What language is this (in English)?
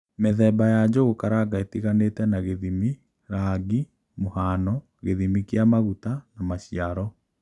Kikuyu